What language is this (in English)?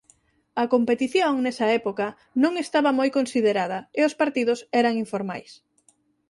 Galician